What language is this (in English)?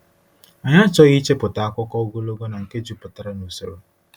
Igbo